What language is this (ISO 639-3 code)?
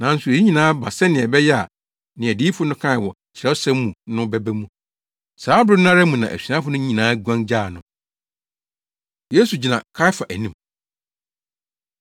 aka